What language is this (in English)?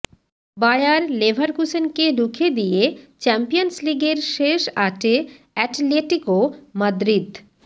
Bangla